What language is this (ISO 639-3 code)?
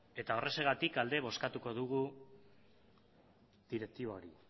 eus